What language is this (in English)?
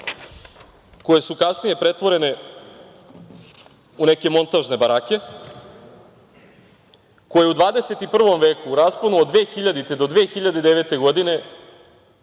Serbian